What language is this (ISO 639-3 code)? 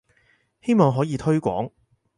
yue